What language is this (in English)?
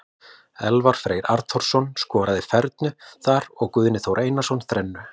Icelandic